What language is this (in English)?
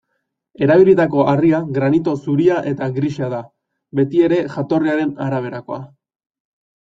Basque